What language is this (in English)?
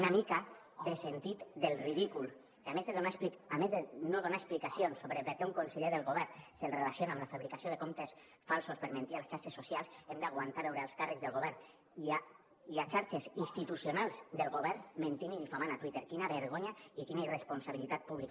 Catalan